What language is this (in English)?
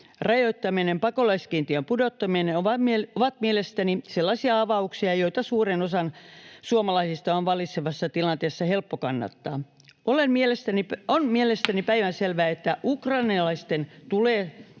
Finnish